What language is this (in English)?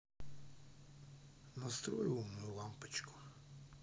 Russian